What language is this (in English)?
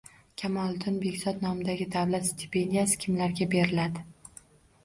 Uzbek